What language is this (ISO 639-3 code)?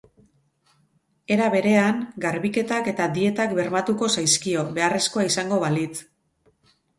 eus